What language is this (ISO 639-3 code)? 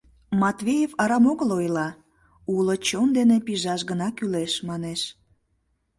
chm